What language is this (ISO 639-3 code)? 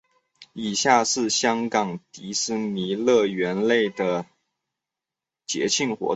zho